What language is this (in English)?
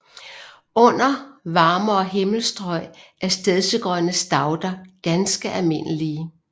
Danish